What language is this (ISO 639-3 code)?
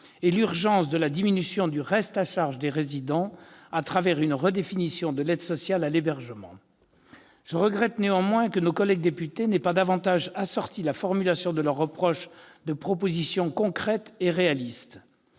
fra